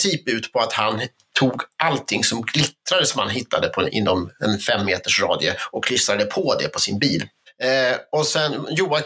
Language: Swedish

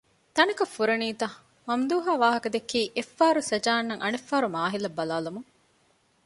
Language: Divehi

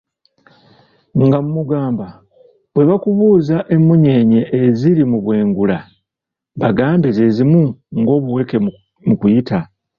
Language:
Ganda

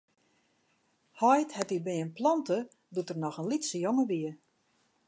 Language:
Western Frisian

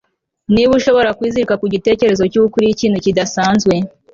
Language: Kinyarwanda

